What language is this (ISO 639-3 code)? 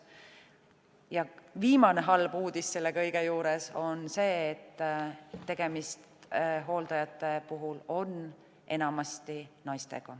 est